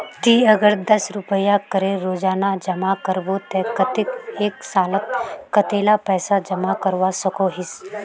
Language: Magahi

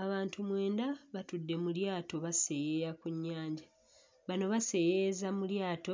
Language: Ganda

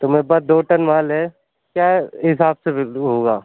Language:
Urdu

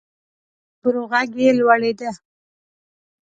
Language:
Pashto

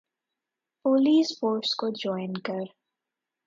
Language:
Urdu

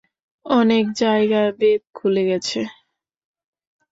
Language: Bangla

